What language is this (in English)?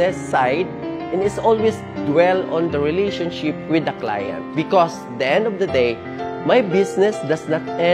Filipino